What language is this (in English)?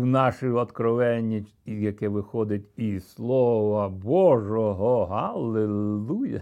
Ukrainian